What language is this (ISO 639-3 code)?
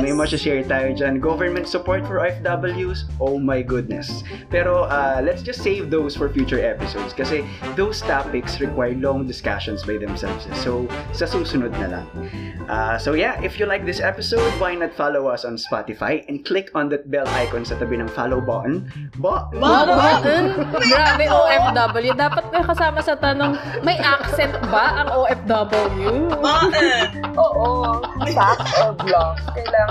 fil